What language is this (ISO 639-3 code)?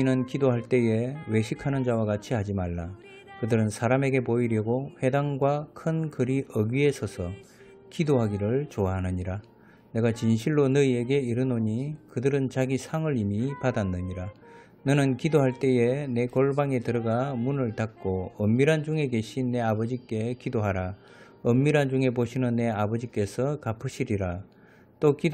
kor